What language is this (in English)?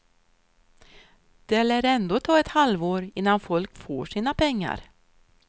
Swedish